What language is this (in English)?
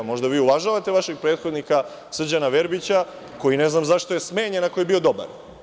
Serbian